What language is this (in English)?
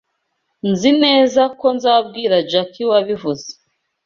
Kinyarwanda